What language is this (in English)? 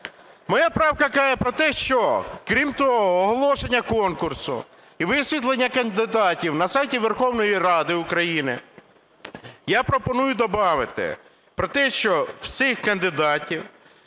Ukrainian